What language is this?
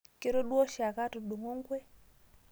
Masai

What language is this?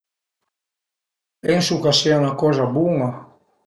Piedmontese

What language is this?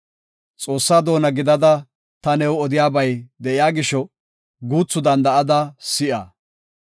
Gofa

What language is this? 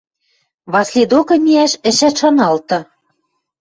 Western Mari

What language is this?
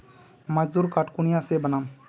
Magahi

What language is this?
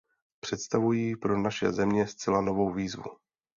Czech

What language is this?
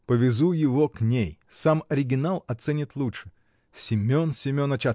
Russian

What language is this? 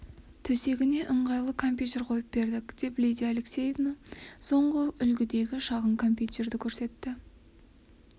Kazakh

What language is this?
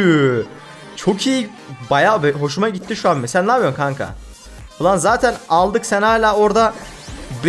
Turkish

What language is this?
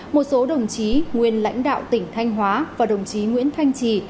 Vietnamese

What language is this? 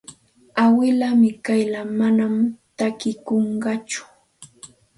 Santa Ana de Tusi Pasco Quechua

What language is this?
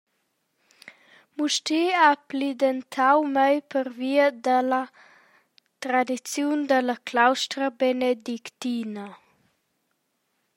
Romansh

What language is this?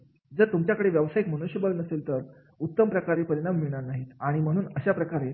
Marathi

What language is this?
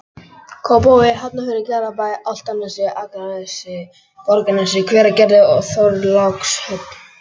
Icelandic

